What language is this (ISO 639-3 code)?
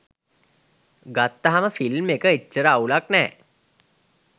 sin